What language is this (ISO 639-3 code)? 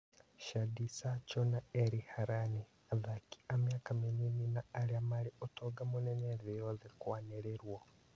kik